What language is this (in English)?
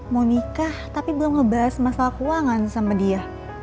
Indonesian